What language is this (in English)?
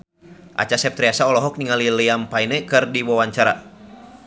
Sundanese